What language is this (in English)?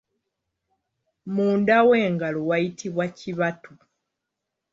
Ganda